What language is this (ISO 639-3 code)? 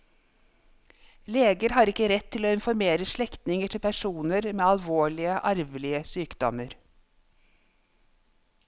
nor